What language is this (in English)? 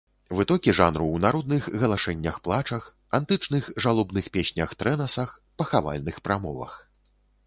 Belarusian